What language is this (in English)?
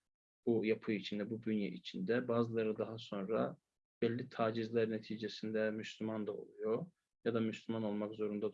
Turkish